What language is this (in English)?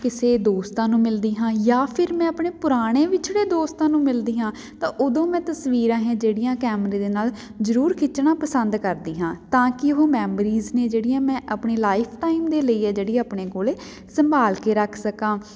Punjabi